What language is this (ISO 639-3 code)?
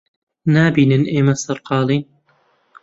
ckb